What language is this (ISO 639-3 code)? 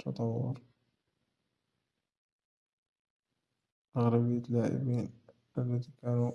ara